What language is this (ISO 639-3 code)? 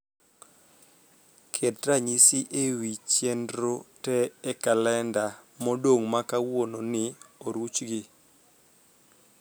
luo